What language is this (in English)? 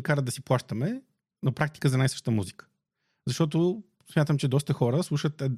Bulgarian